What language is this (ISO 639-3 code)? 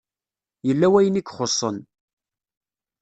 kab